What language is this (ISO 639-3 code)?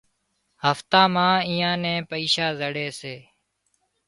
kxp